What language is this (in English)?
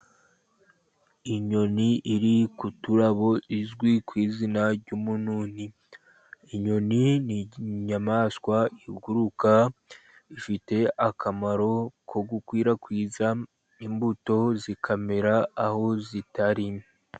Kinyarwanda